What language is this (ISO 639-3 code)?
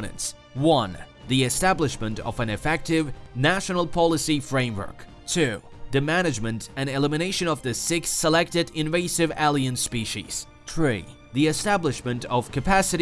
eng